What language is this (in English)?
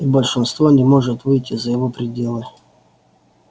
Russian